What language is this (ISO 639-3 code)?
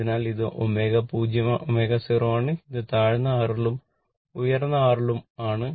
mal